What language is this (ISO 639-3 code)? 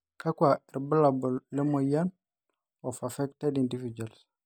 mas